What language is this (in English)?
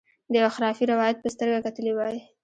Pashto